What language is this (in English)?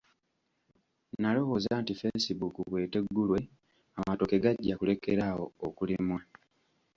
Ganda